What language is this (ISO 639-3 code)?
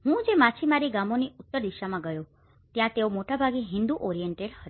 guj